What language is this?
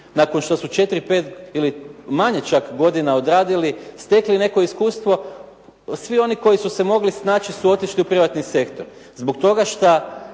Croatian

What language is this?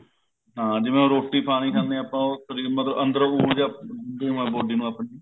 Punjabi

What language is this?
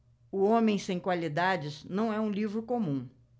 Portuguese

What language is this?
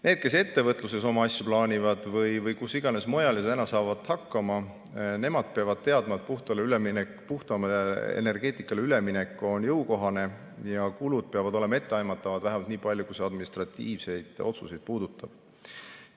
Estonian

